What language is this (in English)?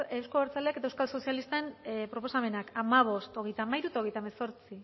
Basque